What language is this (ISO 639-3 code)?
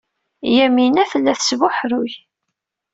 kab